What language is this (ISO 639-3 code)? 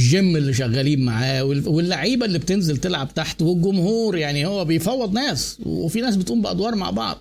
ara